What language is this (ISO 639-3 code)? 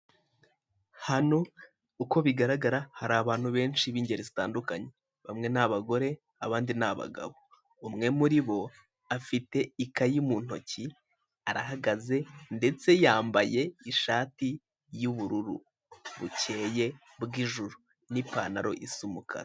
kin